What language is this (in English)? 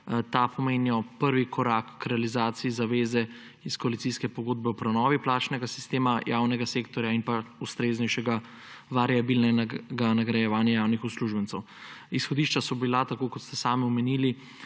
Slovenian